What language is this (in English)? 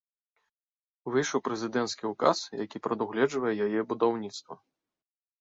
Belarusian